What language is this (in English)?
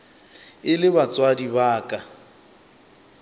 Northern Sotho